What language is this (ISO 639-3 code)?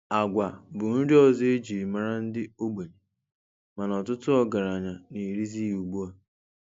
ibo